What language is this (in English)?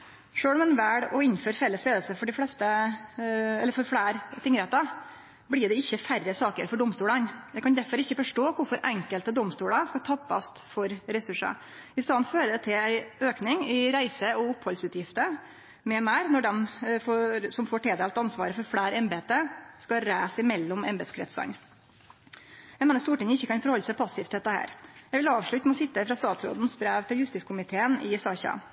Norwegian Nynorsk